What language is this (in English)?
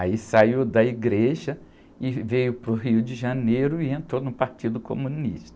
Portuguese